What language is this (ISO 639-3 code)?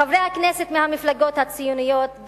heb